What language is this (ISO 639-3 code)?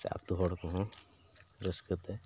sat